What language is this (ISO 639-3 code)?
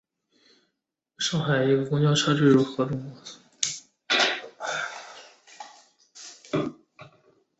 zho